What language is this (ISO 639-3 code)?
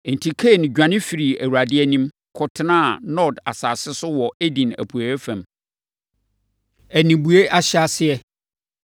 aka